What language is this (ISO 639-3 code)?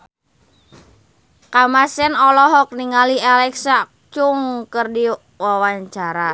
sun